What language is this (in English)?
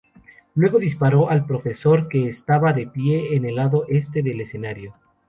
Spanish